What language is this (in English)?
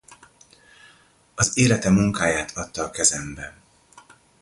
Hungarian